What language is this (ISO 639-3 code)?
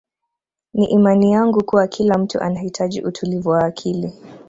swa